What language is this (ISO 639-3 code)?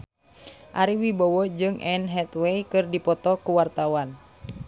sun